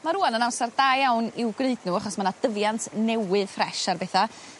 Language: Welsh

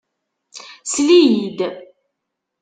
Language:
Kabyle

